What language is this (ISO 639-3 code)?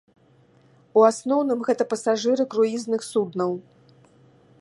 bel